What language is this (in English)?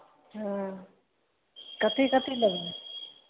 Maithili